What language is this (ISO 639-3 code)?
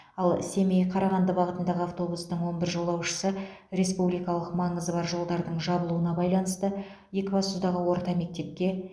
kaz